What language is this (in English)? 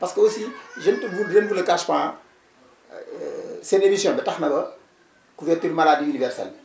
Wolof